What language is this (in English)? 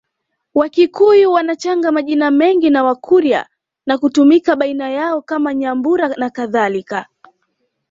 Swahili